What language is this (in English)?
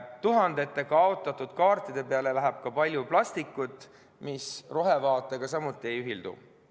Estonian